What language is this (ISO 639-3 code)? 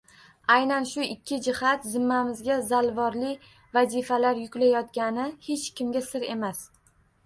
uzb